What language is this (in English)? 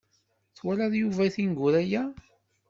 Kabyle